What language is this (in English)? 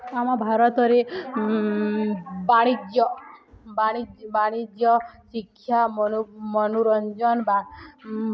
Odia